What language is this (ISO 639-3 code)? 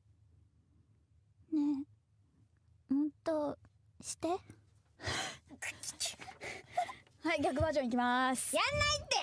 jpn